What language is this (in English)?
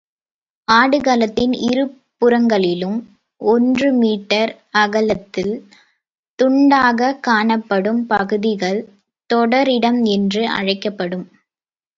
Tamil